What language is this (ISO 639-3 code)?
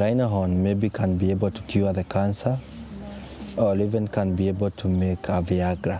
kor